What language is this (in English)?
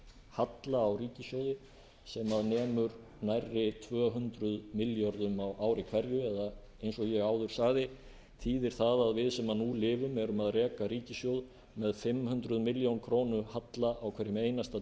Icelandic